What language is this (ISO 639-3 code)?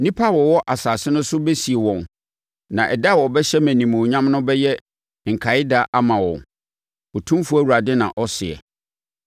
aka